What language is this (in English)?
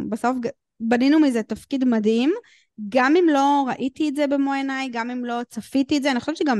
Hebrew